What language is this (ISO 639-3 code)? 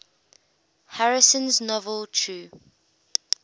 eng